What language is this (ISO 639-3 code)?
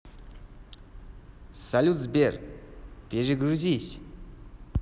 rus